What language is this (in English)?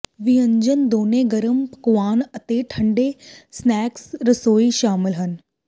Punjabi